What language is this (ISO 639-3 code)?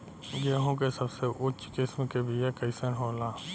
bho